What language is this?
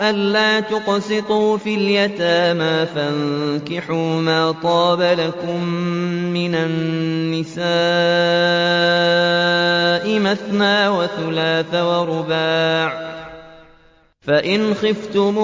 Arabic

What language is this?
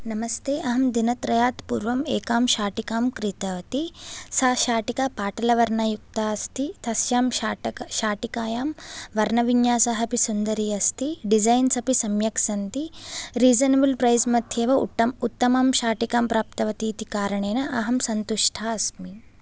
Sanskrit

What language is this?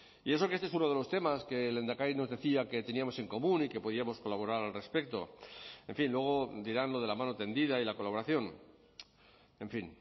Spanish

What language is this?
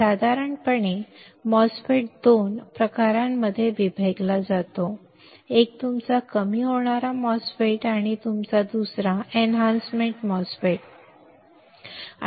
Marathi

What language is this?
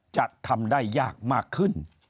Thai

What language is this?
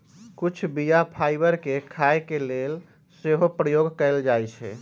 Magahi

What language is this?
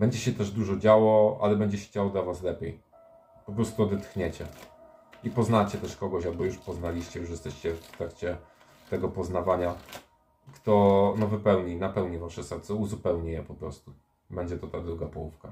Polish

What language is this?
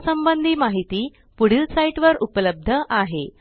Marathi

